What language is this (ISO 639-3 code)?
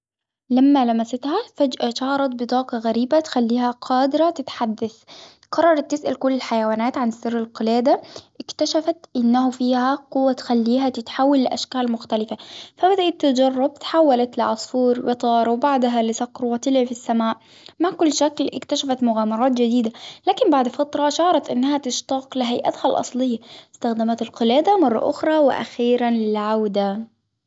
acw